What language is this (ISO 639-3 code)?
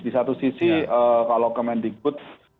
ind